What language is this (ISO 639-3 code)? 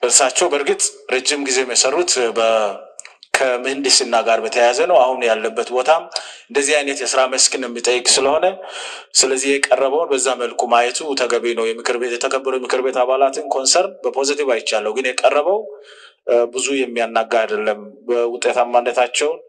ara